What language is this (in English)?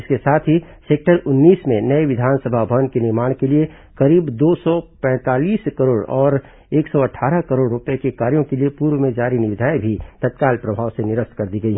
Hindi